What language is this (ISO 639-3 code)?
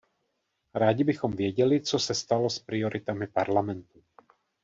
ces